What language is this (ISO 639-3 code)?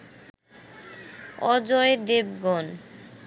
ben